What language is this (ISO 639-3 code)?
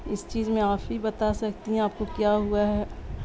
urd